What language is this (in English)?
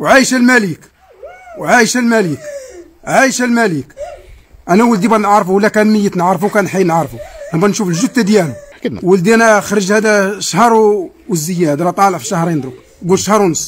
Arabic